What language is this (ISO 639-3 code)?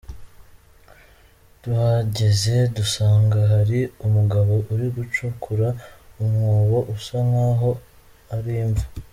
kin